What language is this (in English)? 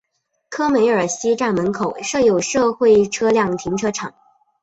Chinese